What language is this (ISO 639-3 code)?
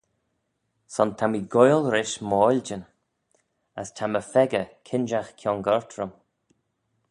glv